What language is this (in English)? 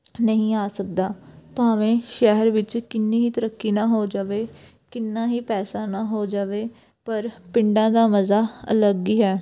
Punjabi